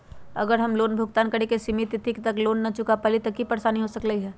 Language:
Magahi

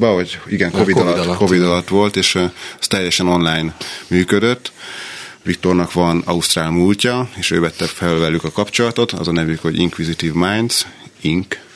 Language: Hungarian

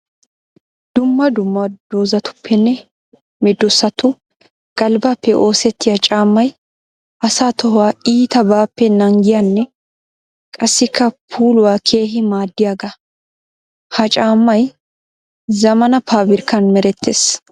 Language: Wolaytta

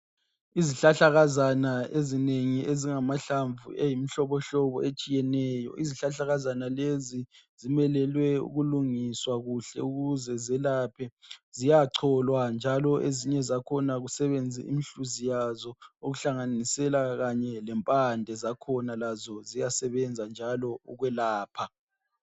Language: North Ndebele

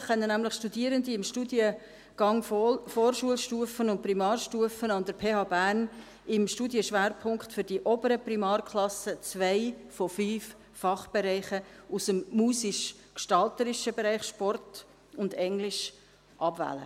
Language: Swiss German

